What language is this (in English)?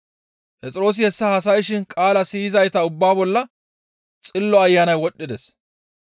Gamo